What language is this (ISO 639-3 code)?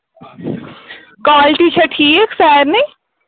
kas